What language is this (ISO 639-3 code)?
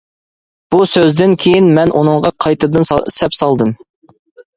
uig